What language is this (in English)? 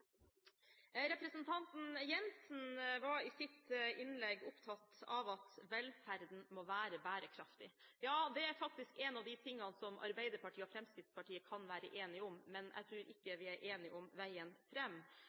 Norwegian Bokmål